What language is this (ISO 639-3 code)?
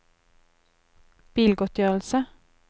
nor